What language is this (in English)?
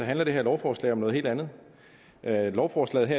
Danish